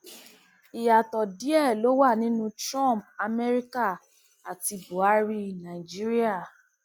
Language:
Yoruba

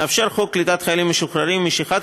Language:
Hebrew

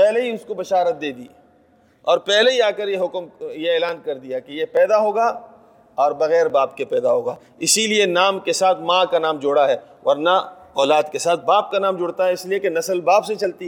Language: Urdu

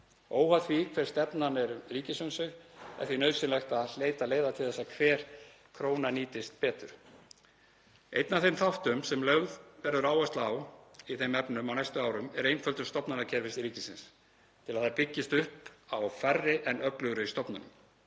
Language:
Icelandic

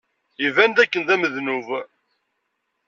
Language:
Kabyle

